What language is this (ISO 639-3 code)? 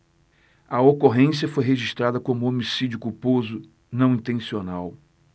por